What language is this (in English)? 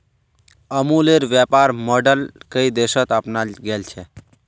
Magahi